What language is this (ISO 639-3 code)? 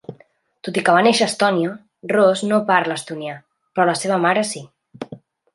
cat